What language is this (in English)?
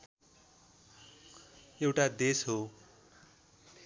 Nepali